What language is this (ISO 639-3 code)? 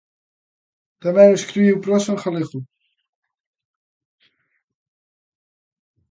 glg